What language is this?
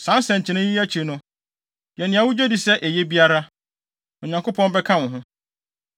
Akan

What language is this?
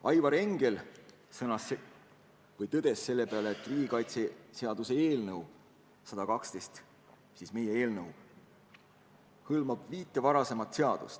Estonian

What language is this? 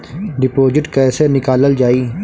Bhojpuri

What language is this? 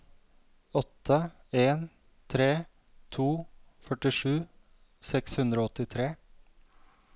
Norwegian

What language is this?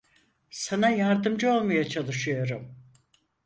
Turkish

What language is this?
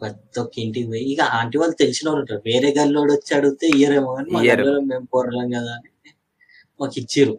Telugu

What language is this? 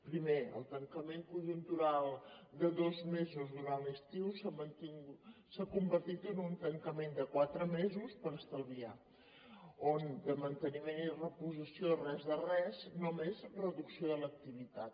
Catalan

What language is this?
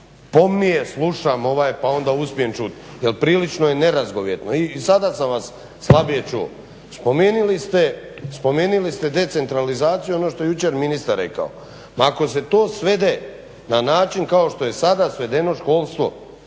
Croatian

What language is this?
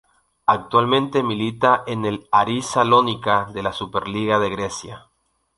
Spanish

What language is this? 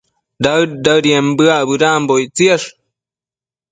Matsés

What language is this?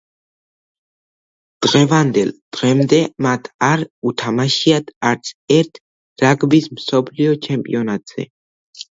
Georgian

